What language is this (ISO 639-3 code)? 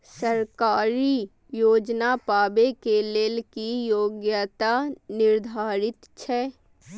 mai